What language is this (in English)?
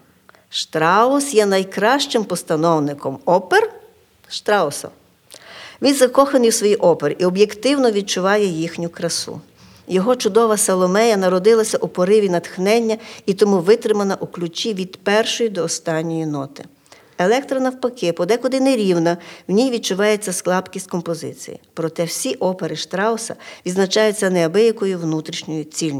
Ukrainian